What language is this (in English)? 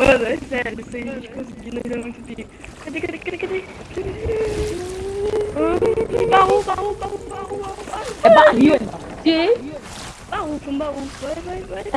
Portuguese